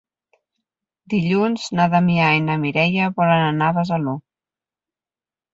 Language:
Catalan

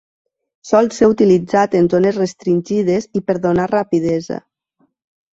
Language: Catalan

